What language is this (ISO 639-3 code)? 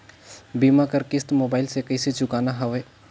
hne